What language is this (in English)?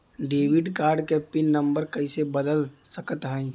Bhojpuri